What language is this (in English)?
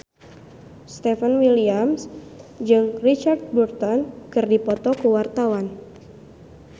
Sundanese